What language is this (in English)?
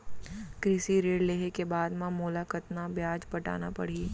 Chhattisgarhi